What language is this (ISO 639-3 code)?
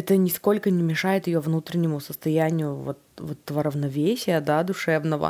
rus